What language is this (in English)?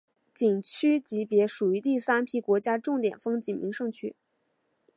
Chinese